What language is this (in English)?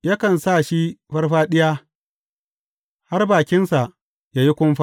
Hausa